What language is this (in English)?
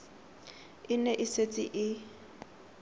Tswana